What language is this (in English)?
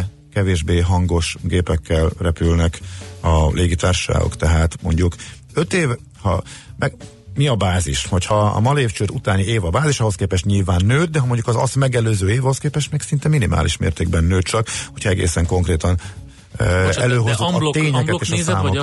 Hungarian